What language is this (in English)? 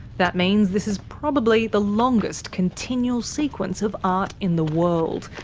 English